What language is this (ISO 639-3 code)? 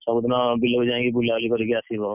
ori